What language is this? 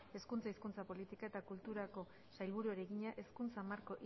Basque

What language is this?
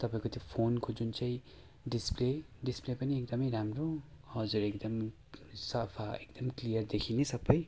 Nepali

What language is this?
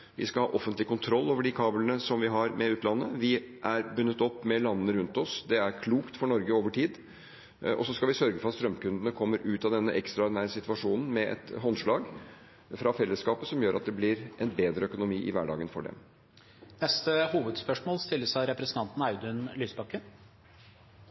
Norwegian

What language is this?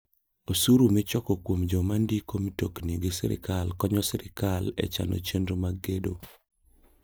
Luo (Kenya and Tanzania)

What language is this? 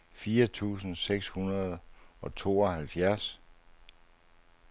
Danish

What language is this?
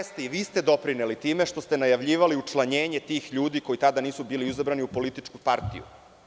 Serbian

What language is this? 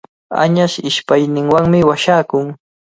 Cajatambo North Lima Quechua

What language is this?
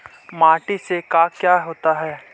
Magahi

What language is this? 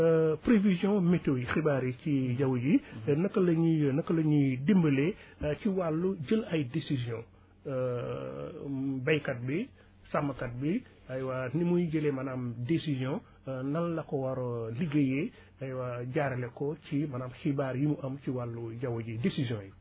Wolof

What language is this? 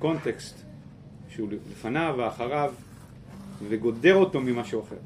Hebrew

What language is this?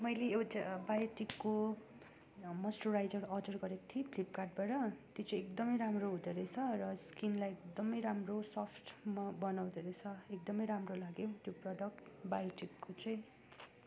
Nepali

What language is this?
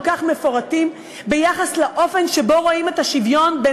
Hebrew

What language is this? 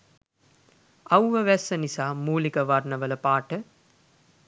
Sinhala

